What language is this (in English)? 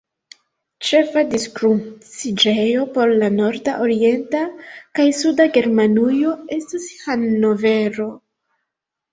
Esperanto